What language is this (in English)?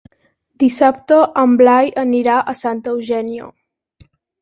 Catalan